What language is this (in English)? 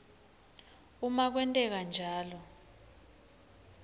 Swati